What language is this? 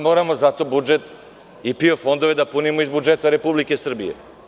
Serbian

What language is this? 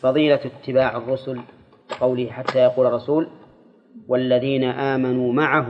Arabic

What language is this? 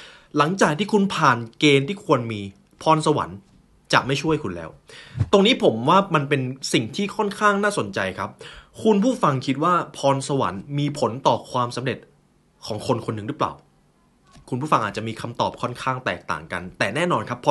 Thai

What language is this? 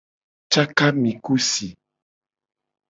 Gen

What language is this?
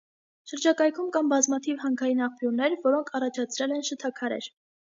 Armenian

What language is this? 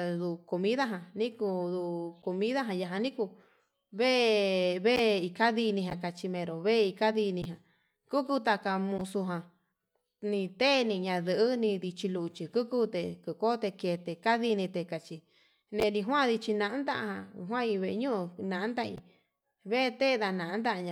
Yutanduchi Mixtec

